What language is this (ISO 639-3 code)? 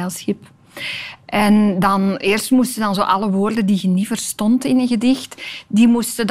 nld